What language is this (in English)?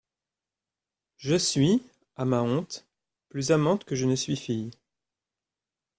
French